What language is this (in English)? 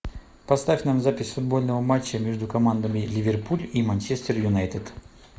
Russian